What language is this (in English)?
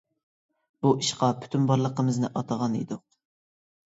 Uyghur